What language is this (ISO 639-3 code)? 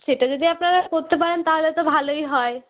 ben